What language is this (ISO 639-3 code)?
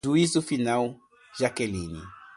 por